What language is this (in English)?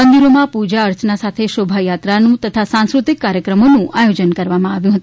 Gujarati